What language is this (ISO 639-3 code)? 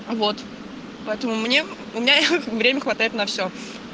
rus